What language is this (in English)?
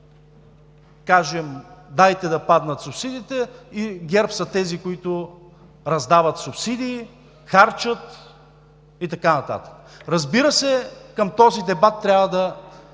Bulgarian